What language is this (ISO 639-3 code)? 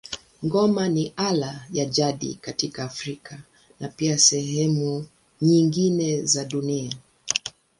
swa